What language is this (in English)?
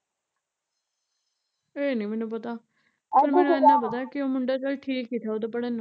Punjabi